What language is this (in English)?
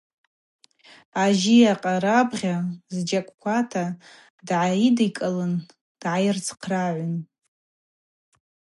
Abaza